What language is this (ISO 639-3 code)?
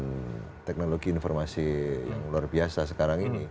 ind